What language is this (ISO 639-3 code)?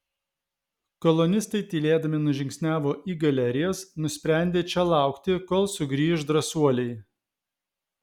lit